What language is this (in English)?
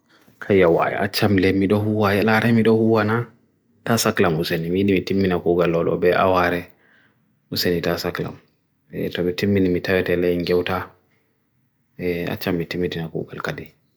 Bagirmi Fulfulde